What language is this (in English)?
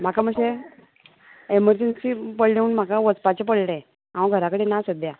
Konkani